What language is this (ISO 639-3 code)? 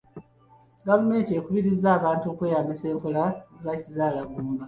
lug